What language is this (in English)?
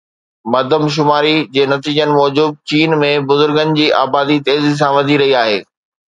Sindhi